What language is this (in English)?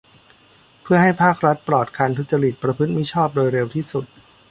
Thai